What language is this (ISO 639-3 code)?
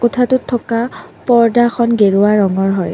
asm